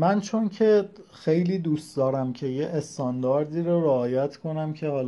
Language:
Persian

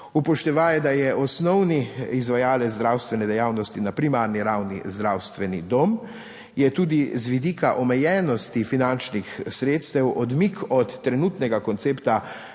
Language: Slovenian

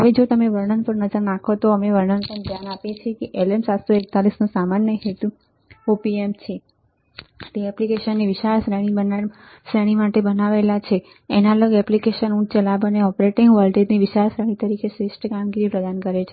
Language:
Gujarati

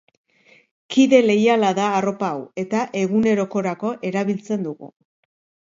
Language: Basque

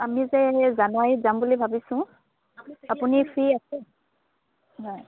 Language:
Assamese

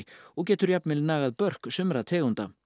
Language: Icelandic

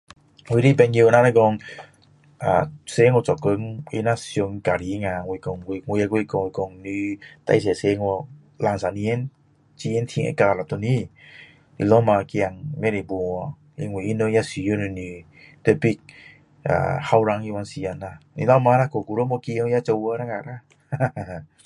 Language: Min Dong Chinese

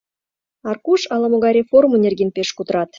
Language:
Mari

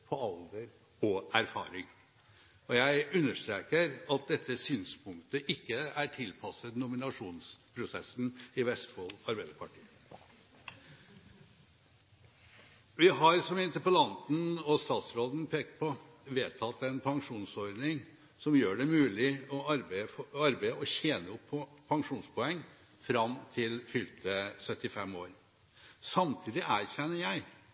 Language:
Norwegian Bokmål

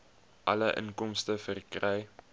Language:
Afrikaans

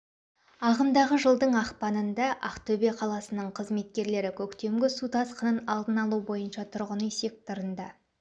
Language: Kazakh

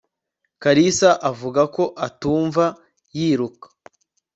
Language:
Kinyarwanda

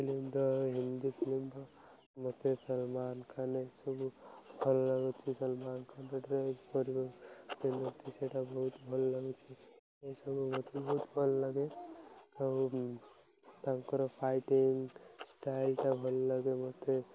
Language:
Odia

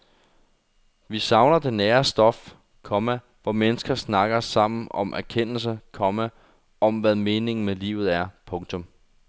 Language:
Danish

